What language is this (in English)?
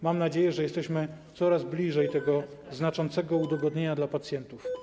Polish